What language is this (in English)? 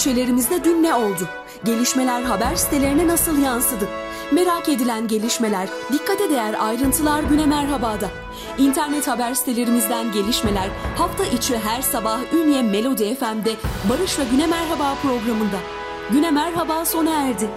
Turkish